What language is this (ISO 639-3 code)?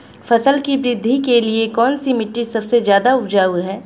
hin